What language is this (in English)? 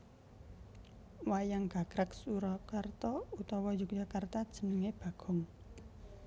Javanese